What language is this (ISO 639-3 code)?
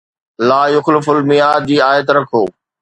snd